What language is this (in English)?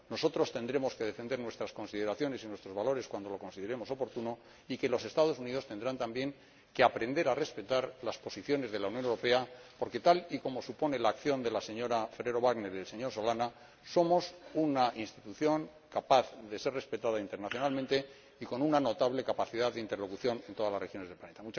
Spanish